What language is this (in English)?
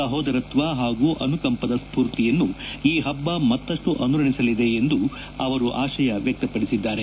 Kannada